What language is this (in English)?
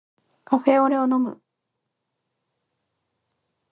Japanese